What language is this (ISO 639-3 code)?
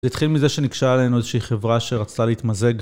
heb